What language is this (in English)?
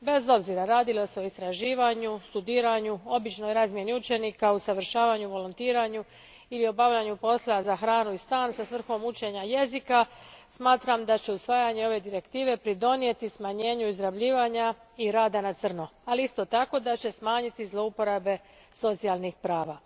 Croatian